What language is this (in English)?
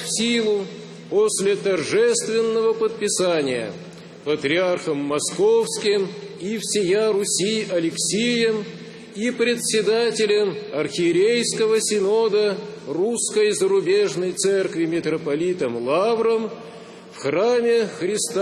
Russian